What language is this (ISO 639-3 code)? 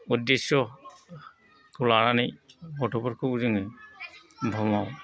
brx